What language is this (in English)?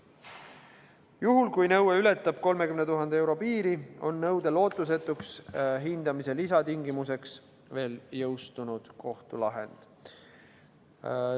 Estonian